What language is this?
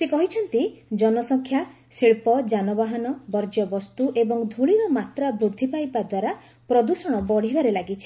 Odia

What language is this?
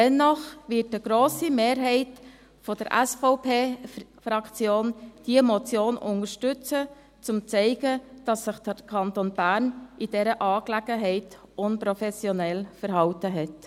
Swiss German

